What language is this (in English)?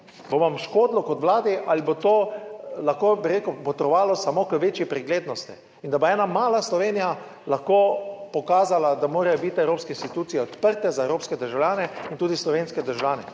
Slovenian